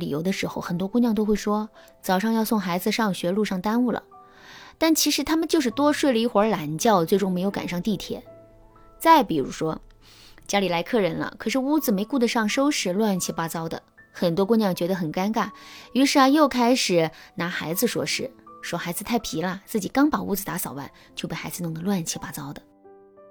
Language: Chinese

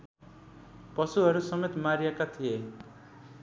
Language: Nepali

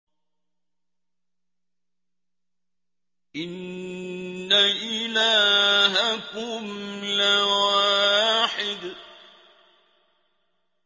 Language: Arabic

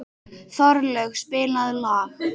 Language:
Icelandic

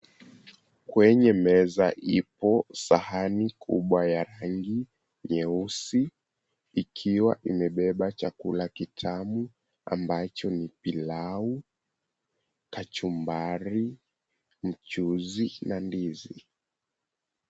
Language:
Swahili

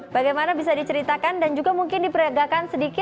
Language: Indonesian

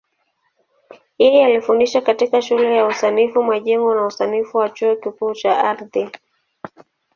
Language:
Swahili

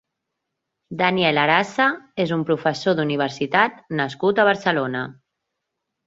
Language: Catalan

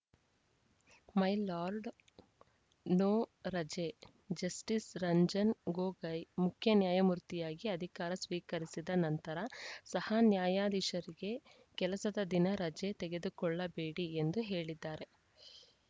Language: Kannada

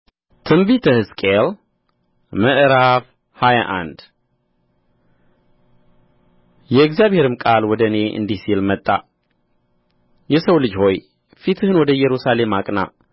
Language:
Amharic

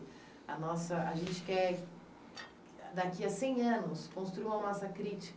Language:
Portuguese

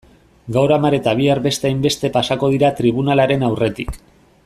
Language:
Basque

